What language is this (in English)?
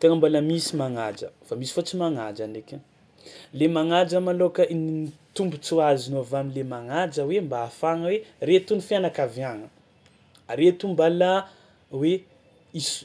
Tsimihety Malagasy